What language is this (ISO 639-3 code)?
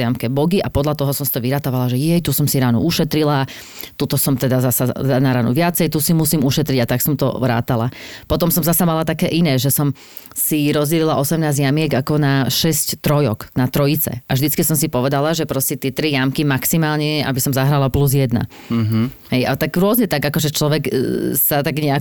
slk